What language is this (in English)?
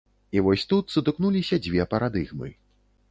Belarusian